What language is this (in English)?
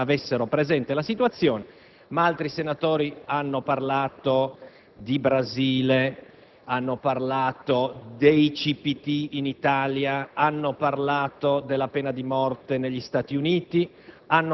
Italian